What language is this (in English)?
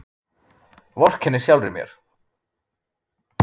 Icelandic